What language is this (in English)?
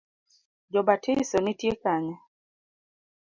Luo (Kenya and Tanzania)